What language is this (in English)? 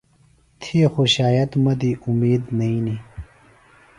Phalura